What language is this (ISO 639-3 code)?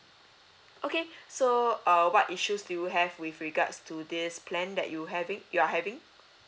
eng